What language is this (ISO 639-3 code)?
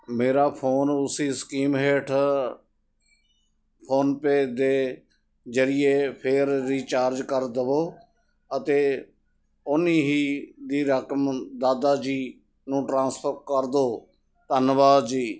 pan